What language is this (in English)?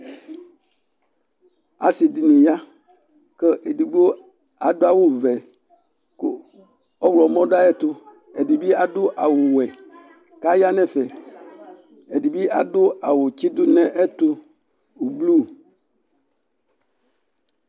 Ikposo